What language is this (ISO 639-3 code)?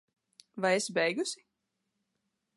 lav